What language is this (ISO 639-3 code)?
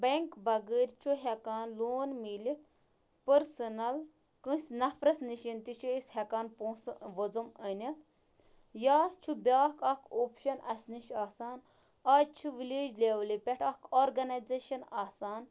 kas